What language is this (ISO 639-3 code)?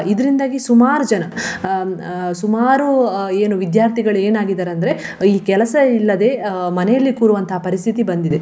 kan